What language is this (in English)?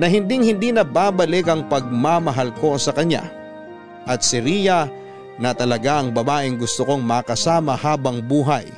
Filipino